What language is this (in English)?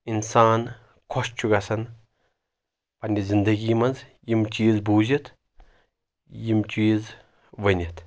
Kashmiri